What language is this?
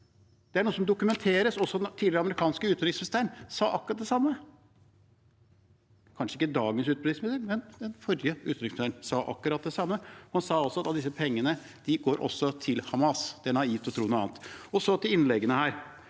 Norwegian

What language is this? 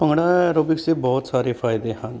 Punjabi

